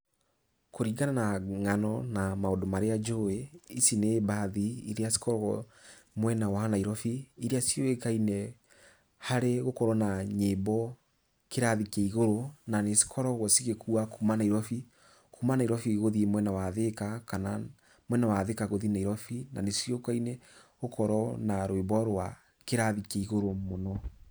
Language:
Kikuyu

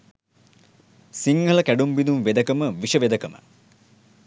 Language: Sinhala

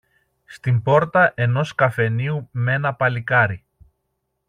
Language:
Greek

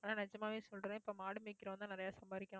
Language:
Tamil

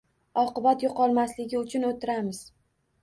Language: Uzbek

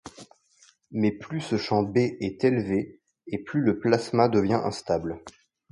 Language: French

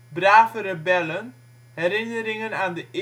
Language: Dutch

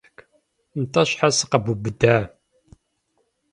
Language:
Kabardian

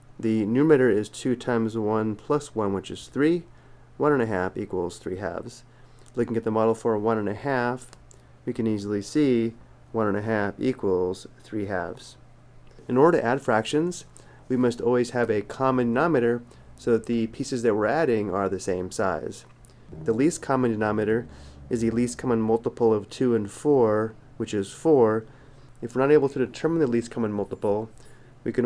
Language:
English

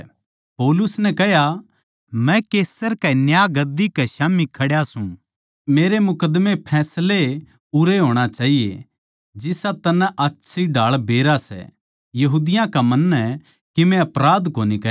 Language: Haryanvi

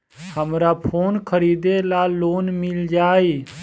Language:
Bhojpuri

